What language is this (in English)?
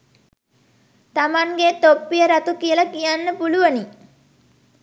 Sinhala